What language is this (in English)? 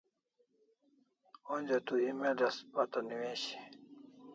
Kalasha